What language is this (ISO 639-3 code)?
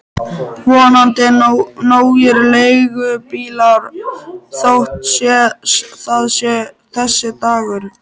isl